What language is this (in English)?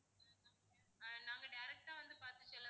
Tamil